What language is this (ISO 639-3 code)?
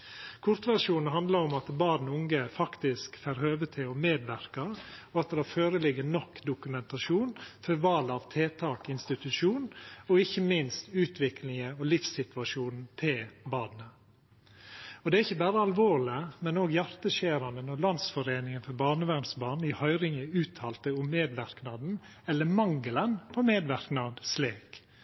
nno